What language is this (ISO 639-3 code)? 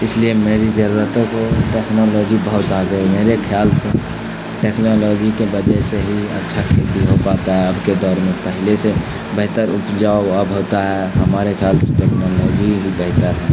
urd